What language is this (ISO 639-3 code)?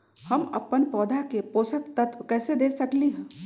mag